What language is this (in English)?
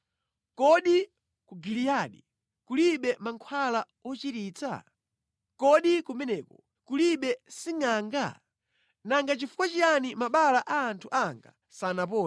Nyanja